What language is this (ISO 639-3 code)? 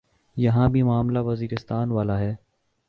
urd